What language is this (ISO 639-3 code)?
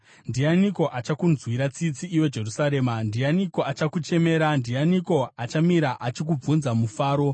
sna